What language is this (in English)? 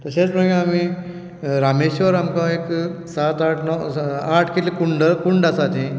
Konkani